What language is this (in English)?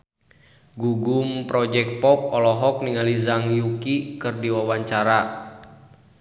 Sundanese